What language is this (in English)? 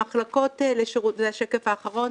Hebrew